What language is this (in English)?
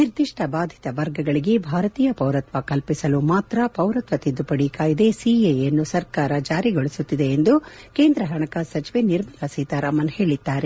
Kannada